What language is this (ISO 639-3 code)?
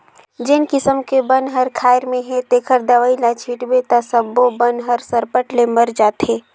hne